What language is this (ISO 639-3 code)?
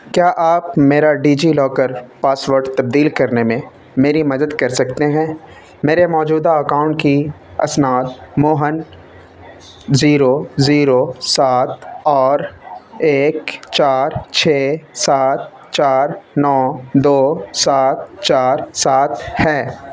urd